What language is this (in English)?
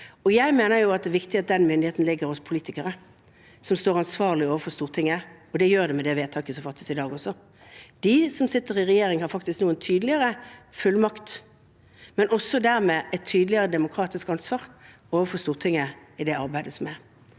Norwegian